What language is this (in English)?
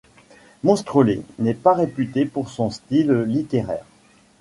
French